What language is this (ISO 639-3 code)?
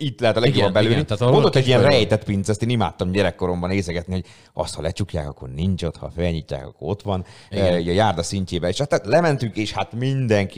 hun